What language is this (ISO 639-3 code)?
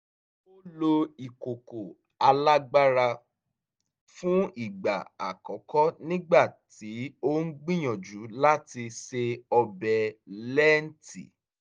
yor